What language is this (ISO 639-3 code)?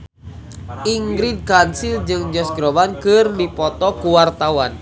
sun